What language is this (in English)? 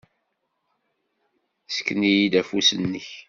Kabyle